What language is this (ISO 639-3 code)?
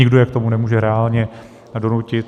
ces